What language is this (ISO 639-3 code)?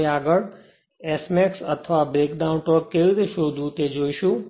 guj